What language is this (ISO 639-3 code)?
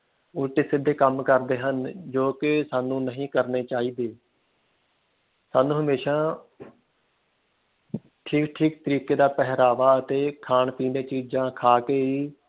pan